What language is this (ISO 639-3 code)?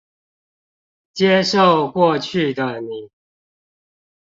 zho